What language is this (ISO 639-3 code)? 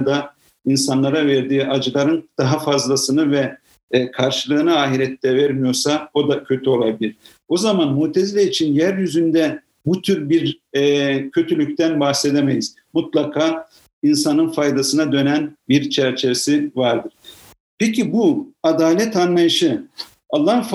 tur